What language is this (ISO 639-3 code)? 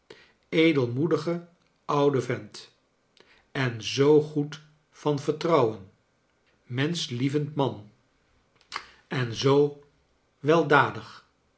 nld